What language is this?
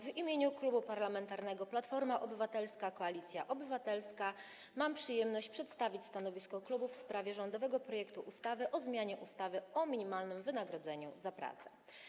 Polish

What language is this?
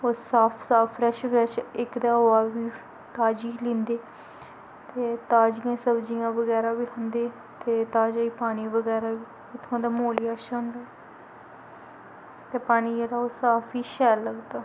Dogri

